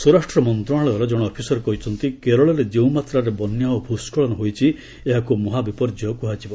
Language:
Odia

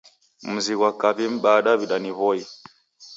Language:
Taita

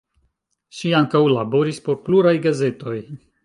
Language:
Esperanto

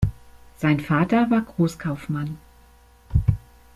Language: German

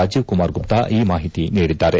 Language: Kannada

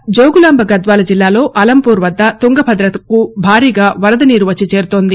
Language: Telugu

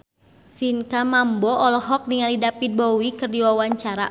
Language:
Sundanese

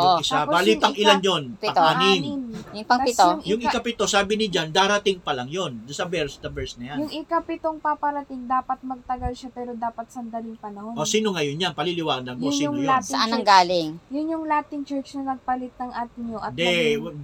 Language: Filipino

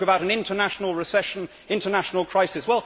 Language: English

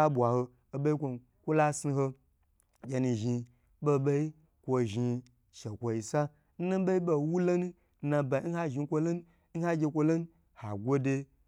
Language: Gbagyi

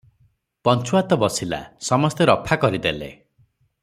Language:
Odia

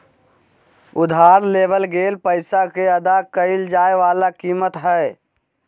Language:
Magahi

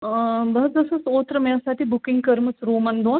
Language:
Kashmiri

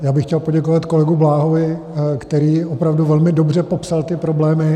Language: Czech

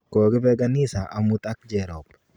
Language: Kalenjin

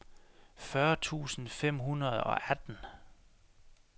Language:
Danish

